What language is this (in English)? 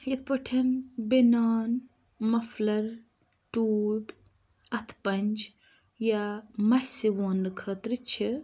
Kashmiri